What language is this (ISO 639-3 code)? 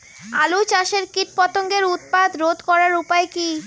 ben